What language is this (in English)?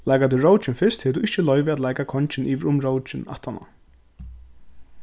Faroese